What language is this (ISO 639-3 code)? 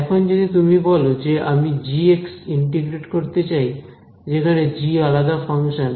ben